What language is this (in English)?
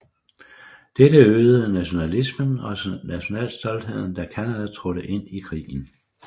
Danish